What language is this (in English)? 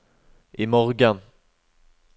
Norwegian